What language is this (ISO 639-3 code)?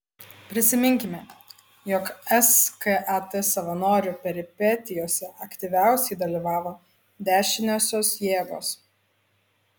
lit